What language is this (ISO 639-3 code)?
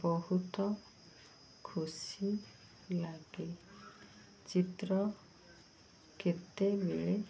ori